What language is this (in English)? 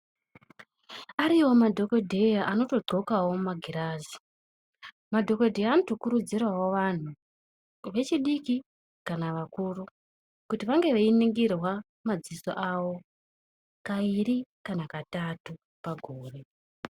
Ndau